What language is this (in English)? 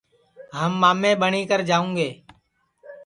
Sansi